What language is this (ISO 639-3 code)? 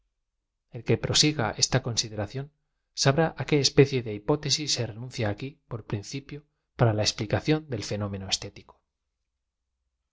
spa